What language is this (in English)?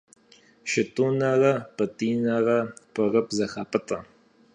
Kabardian